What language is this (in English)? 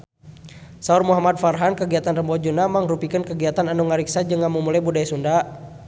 Sundanese